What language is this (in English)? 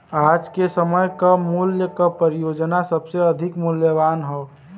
Bhojpuri